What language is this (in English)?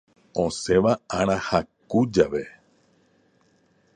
Guarani